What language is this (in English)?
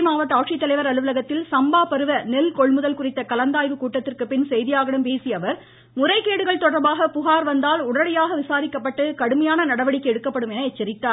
Tamil